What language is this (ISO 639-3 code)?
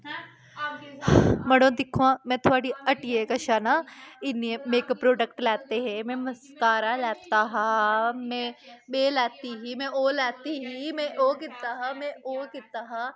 doi